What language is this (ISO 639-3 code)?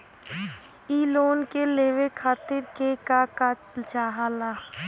bho